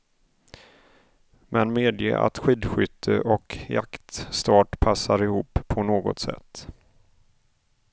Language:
Swedish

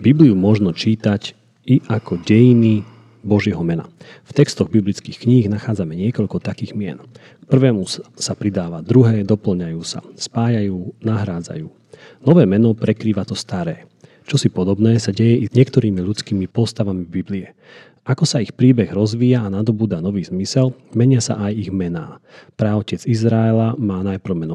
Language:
Slovak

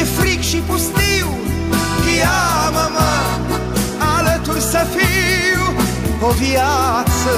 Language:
Romanian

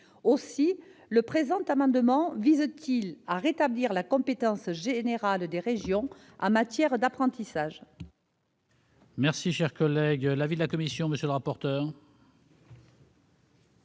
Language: French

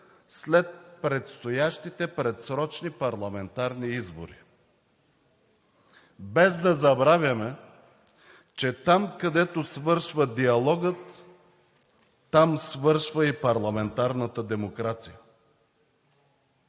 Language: Bulgarian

